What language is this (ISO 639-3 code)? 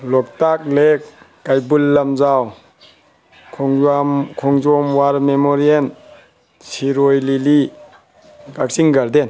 mni